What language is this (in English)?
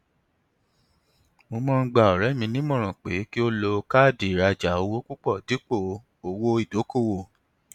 Yoruba